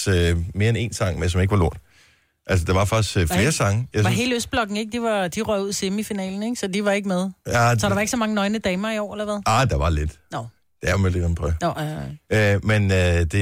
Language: Danish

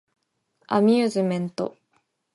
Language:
Japanese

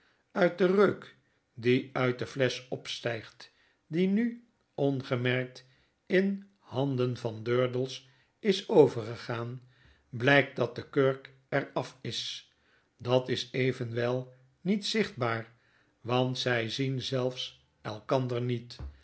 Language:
Dutch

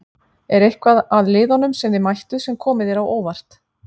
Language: Icelandic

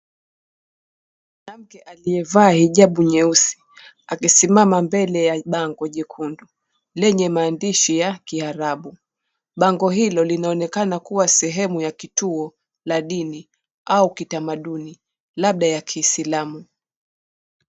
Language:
Swahili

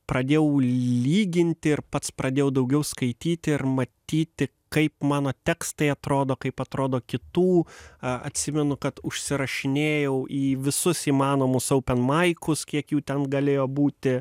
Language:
Lithuanian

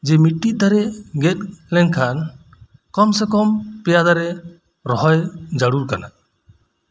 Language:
Santali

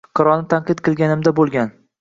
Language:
Uzbek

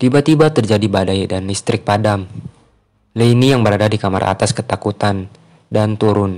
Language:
Indonesian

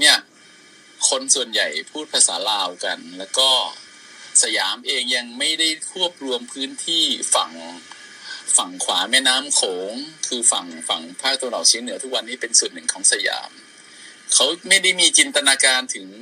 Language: Thai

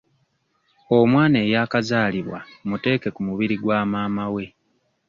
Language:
Ganda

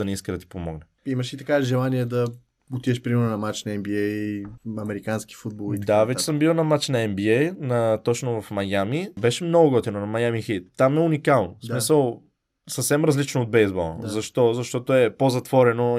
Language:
Bulgarian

